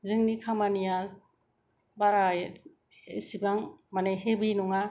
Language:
Bodo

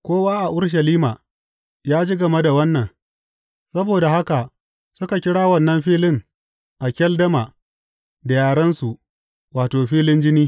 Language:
Hausa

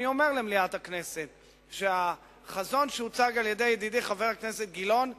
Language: Hebrew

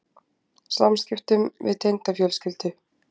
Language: Icelandic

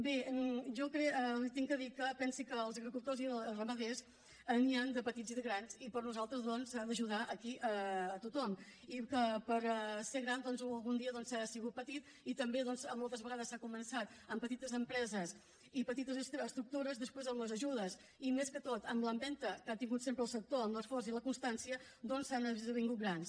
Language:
Catalan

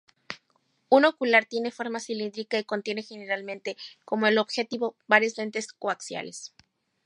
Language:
Spanish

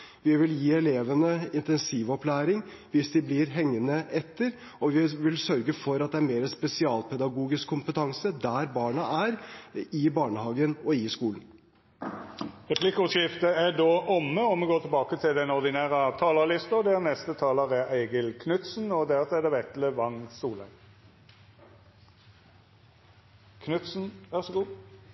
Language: Norwegian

